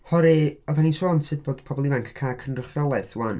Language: Welsh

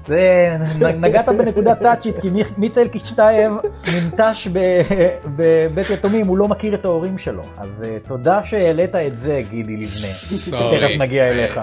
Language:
Hebrew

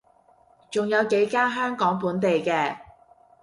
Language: Cantonese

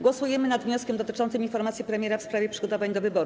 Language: Polish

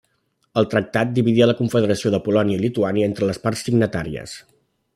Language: Catalan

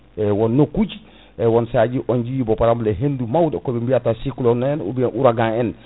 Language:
Fula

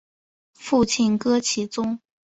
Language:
Chinese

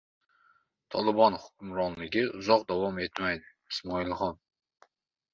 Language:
Uzbek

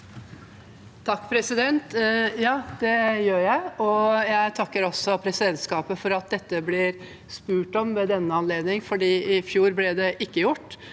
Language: Norwegian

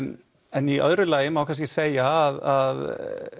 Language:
Icelandic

